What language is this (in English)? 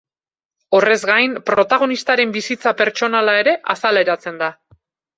Basque